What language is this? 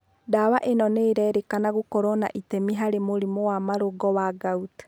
Kikuyu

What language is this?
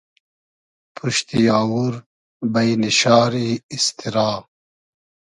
Hazaragi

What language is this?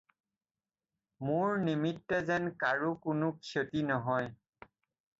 Assamese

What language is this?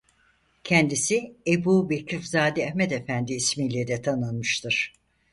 Turkish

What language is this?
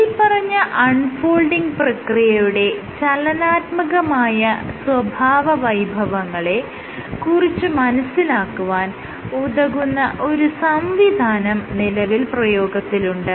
Malayalam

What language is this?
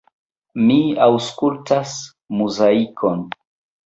Esperanto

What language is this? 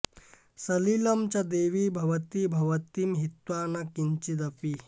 Sanskrit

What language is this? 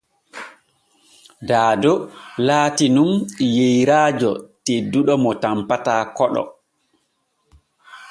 Borgu Fulfulde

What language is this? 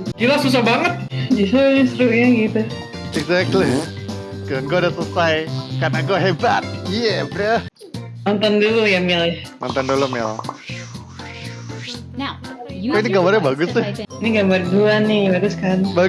Indonesian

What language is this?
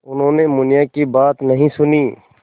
Hindi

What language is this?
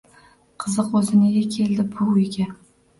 Uzbek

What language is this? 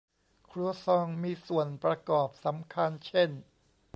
Thai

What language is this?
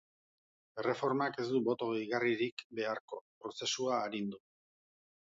Basque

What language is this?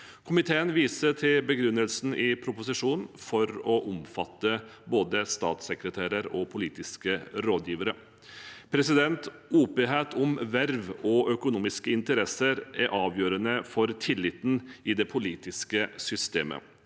Norwegian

